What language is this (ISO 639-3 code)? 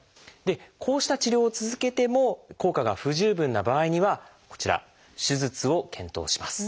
jpn